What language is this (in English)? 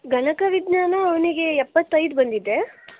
Kannada